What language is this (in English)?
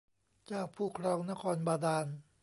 Thai